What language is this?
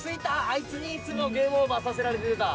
Japanese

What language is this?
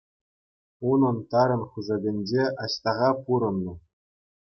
Chuvash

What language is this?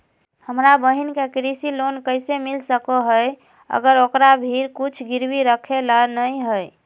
Magahi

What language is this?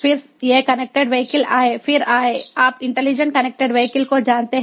Hindi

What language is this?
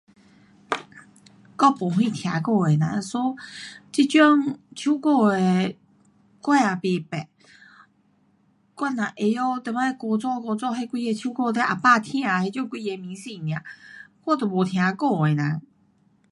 Pu-Xian Chinese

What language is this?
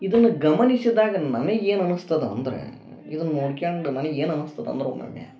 Kannada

